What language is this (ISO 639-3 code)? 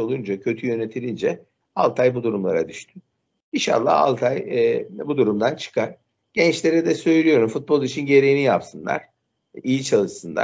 tur